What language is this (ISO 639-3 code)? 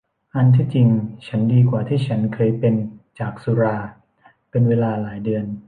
tha